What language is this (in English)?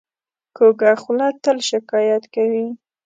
Pashto